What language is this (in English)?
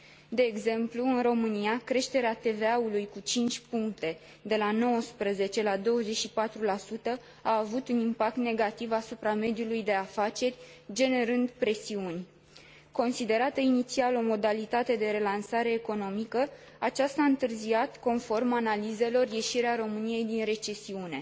Romanian